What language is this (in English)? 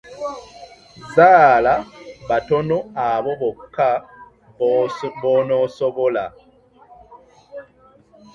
Ganda